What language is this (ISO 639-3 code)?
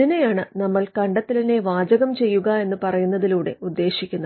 mal